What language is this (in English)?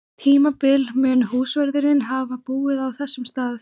Icelandic